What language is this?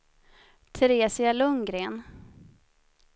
Swedish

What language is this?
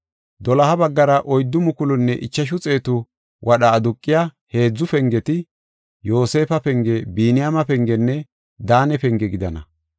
Gofa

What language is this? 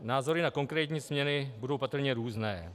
Czech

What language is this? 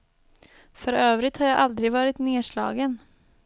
Swedish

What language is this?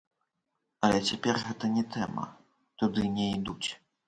Belarusian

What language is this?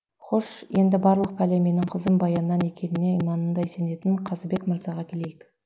Kazakh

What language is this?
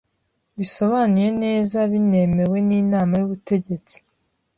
Kinyarwanda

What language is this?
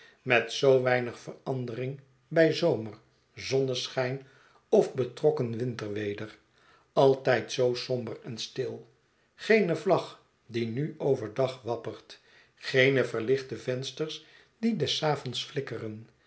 Dutch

